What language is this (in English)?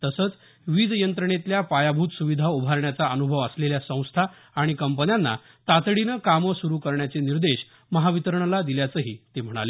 Marathi